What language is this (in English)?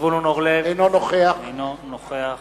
Hebrew